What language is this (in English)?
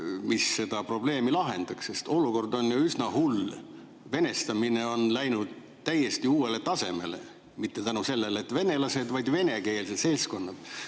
Estonian